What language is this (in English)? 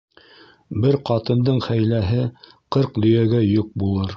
Bashkir